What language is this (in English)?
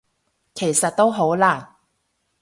Cantonese